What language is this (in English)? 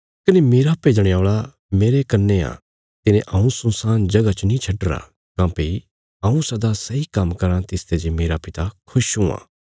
Bilaspuri